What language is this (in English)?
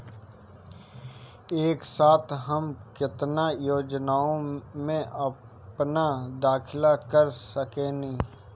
Bhojpuri